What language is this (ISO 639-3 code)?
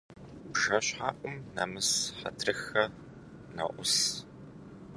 kbd